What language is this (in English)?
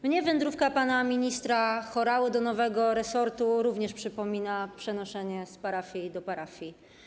Polish